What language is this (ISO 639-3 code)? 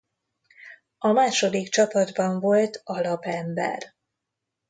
hun